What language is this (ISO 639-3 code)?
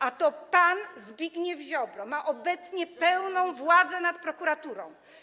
pol